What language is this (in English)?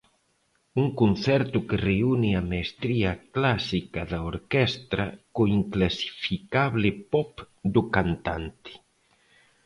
Galician